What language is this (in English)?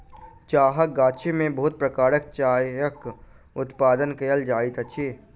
Maithili